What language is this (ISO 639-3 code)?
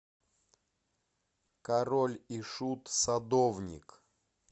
rus